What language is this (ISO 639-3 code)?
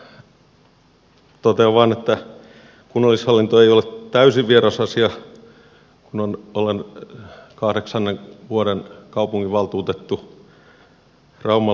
fin